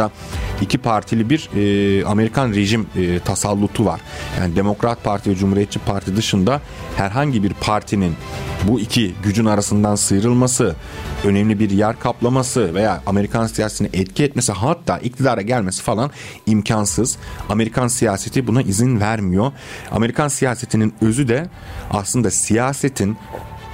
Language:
Turkish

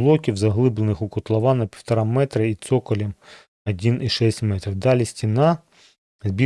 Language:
Ukrainian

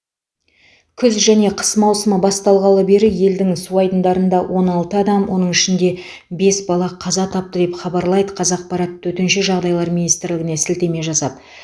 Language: Kazakh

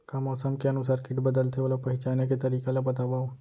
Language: Chhattisgarhi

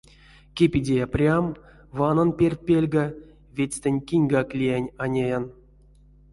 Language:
Erzya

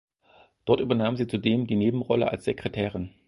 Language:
German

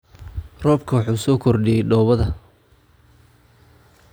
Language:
Somali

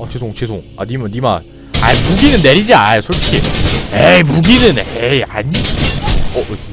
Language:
Korean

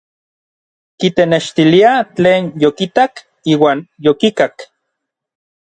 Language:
Orizaba Nahuatl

